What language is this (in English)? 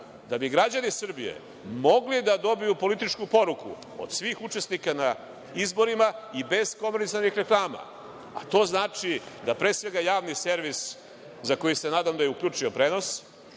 Serbian